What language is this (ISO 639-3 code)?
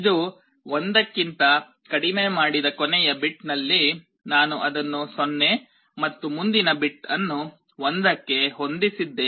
kan